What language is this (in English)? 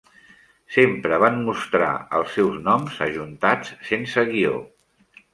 Catalan